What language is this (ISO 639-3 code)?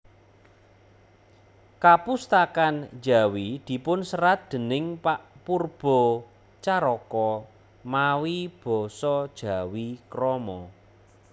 jav